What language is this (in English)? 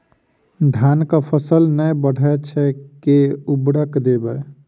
Maithili